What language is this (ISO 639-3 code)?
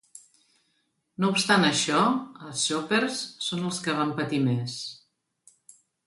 cat